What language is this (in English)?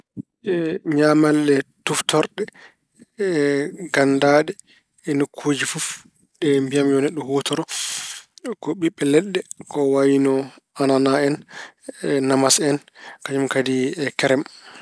Fula